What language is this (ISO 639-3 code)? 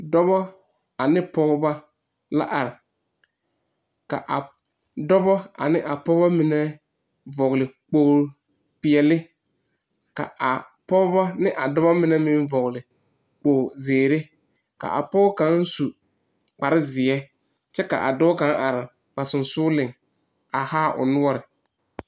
dga